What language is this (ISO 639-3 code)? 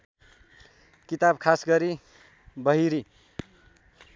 nep